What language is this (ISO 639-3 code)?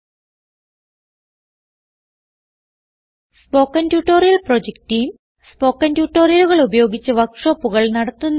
mal